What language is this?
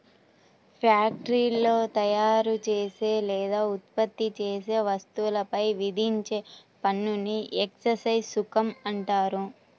Telugu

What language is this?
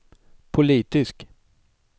Swedish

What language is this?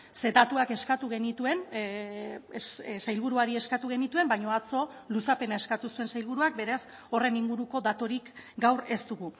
Basque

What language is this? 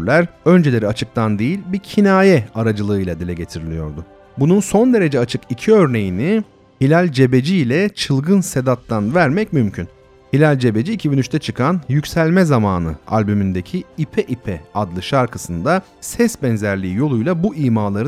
Turkish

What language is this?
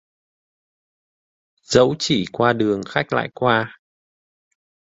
Vietnamese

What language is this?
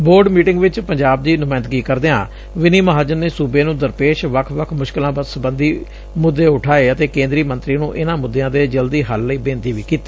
Punjabi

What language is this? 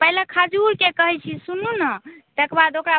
Maithili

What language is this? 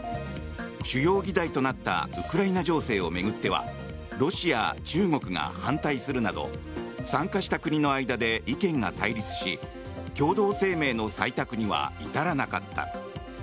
Japanese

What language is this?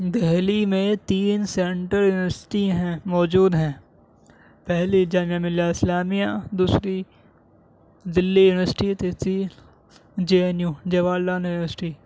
Urdu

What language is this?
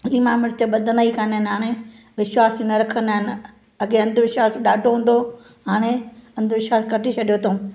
Sindhi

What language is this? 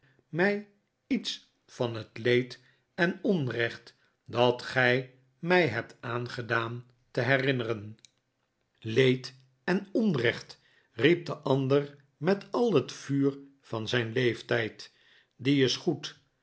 Dutch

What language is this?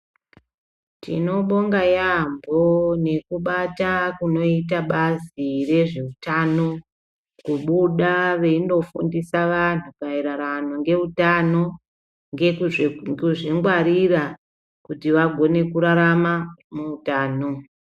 Ndau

